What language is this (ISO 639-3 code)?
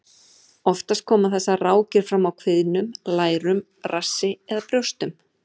isl